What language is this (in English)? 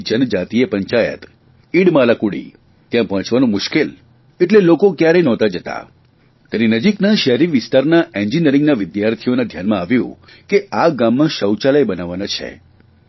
Gujarati